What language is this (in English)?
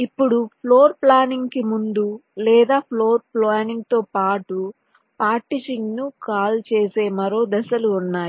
Telugu